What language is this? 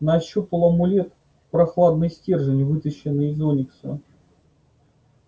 Russian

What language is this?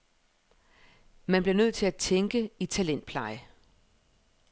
Danish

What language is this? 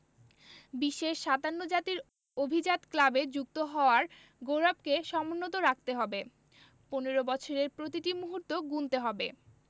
Bangla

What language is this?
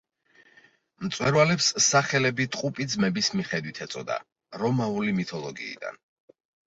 Georgian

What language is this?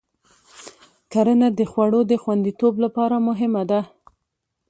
Pashto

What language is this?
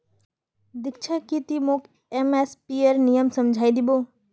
Magahi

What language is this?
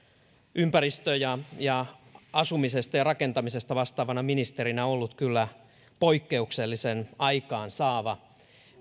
Finnish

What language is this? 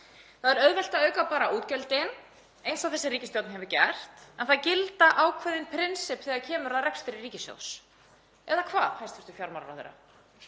Icelandic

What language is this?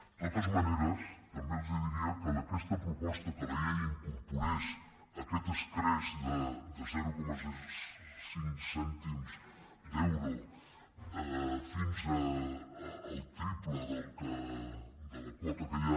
Catalan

